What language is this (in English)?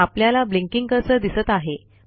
Marathi